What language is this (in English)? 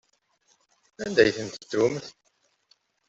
Kabyle